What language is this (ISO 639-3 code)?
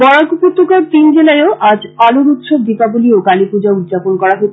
ben